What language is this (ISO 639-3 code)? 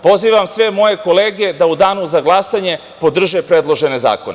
srp